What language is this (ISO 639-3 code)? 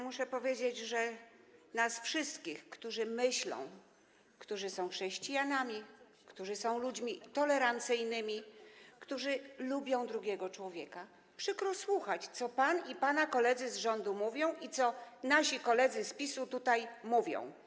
pol